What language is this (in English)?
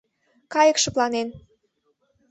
Mari